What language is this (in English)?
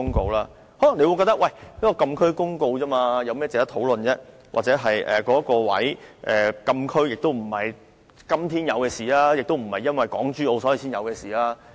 Cantonese